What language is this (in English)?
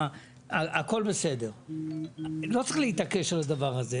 Hebrew